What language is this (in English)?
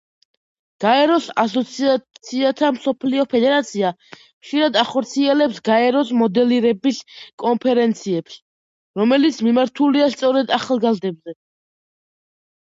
Georgian